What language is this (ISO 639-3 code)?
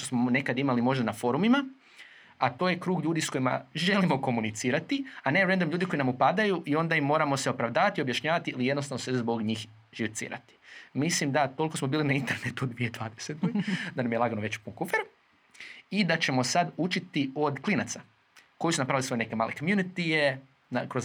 hrv